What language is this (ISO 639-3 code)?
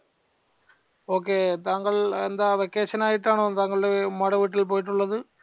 mal